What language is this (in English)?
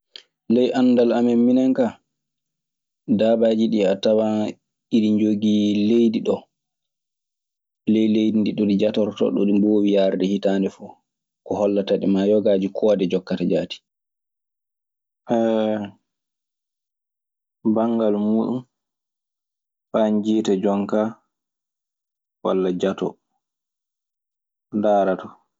Maasina Fulfulde